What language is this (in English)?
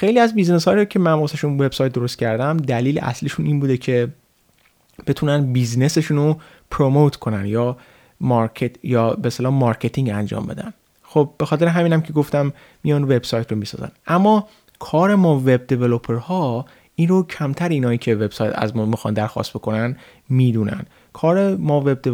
Persian